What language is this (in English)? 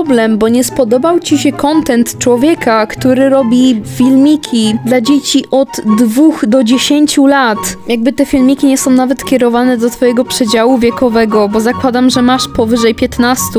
Polish